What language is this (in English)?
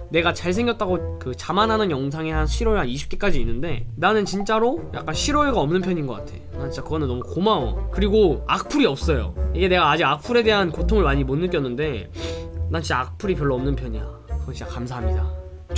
Korean